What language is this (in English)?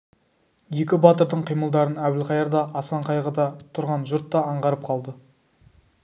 Kazakh